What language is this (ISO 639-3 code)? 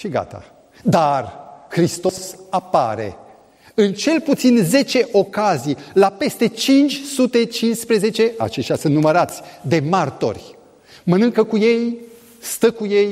ron